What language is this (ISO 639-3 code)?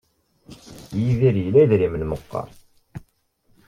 kab